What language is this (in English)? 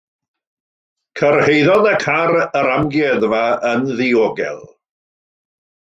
Welsh